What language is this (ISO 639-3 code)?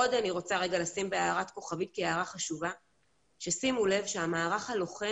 heb